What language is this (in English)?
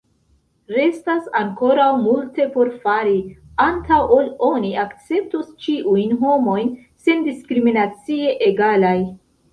Esperanto